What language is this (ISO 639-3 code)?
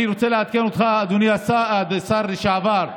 heb